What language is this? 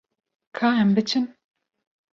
Kurdish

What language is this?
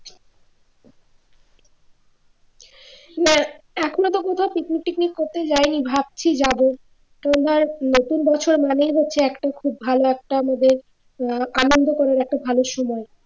Bangla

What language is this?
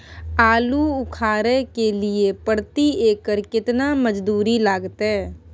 Maithili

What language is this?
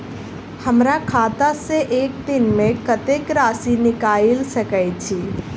Maithili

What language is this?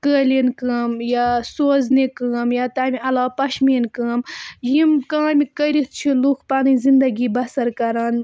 Kashmiri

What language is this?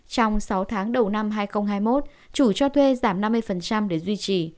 Vietnamese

